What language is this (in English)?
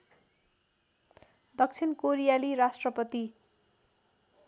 Nepali